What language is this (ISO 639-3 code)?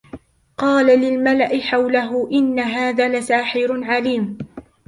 ara